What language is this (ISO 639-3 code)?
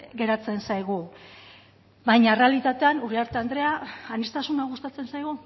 eus